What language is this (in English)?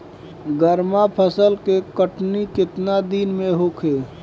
Bhojpuri